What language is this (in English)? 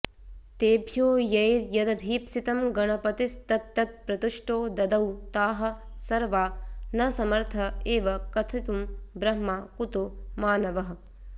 Sanskrit